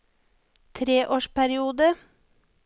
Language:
Norwegian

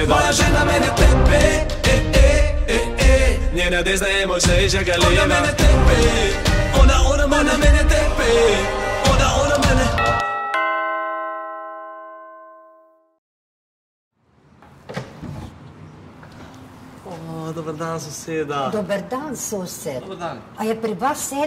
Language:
Romanian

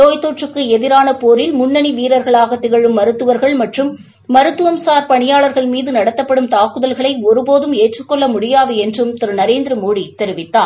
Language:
Tamil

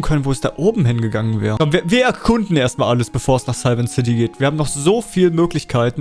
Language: German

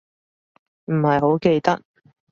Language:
Cantonese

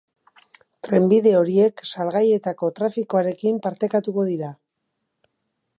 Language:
Basque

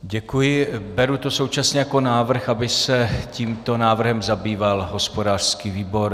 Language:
Czech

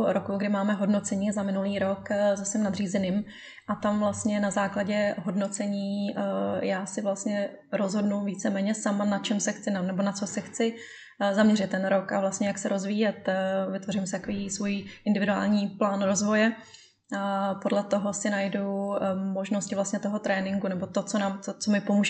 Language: Czech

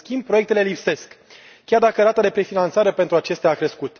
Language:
Romanian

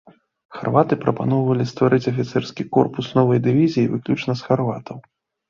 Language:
Belarusian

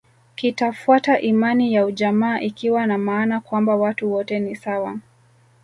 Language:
Swahili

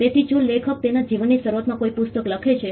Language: Gujarati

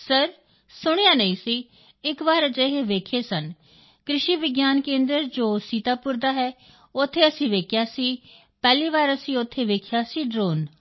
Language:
Punjabi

